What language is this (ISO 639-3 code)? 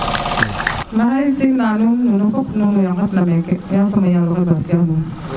srr